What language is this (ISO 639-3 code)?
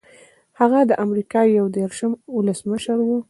pus